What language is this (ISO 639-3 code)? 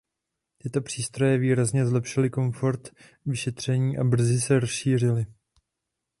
ces